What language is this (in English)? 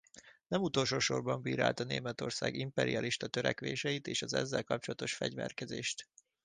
Hungarian